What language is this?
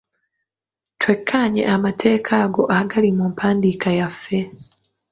Ganda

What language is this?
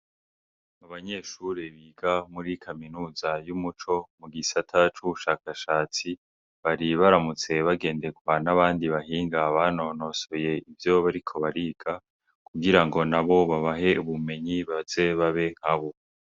Rundi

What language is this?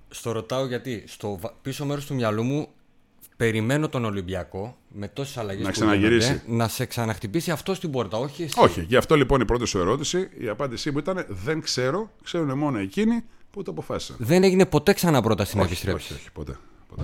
Greek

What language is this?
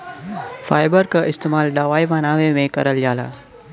Bhojpuri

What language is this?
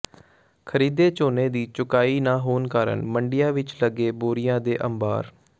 Punjabi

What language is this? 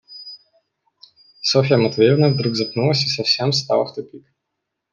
Russian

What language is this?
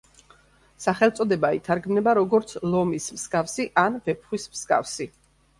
Georgian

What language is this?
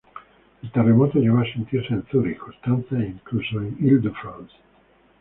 Spanish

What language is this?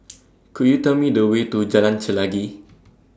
English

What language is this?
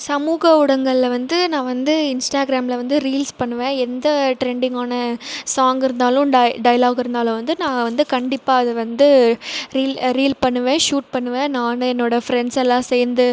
Tamil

